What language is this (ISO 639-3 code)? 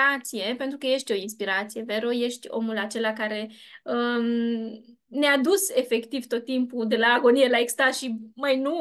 ron